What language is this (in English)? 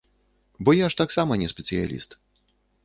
Belarusian